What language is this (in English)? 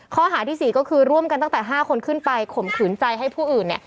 Thai